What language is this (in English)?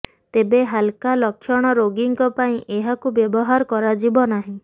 Odia